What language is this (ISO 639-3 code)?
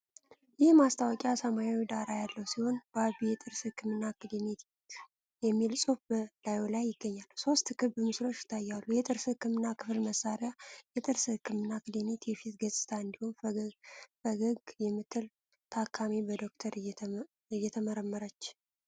amh